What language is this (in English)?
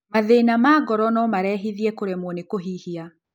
Kikuyu